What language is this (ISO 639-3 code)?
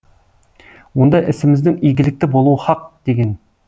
kaz